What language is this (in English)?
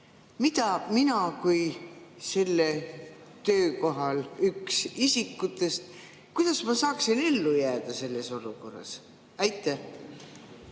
Estonian